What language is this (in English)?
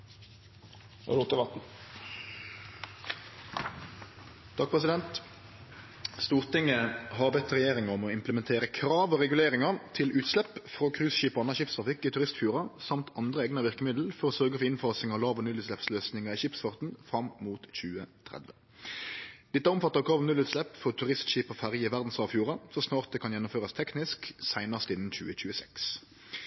Norwegian Nynorsk